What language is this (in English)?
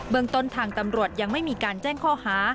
Thai